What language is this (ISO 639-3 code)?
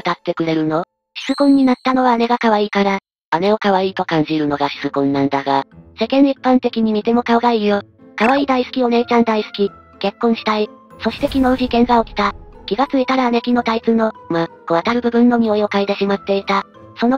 jpn